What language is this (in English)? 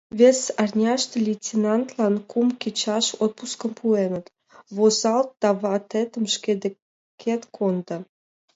Mari